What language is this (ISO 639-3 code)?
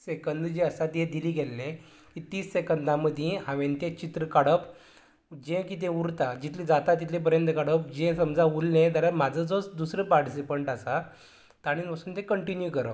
kok